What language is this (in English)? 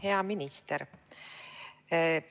Estonian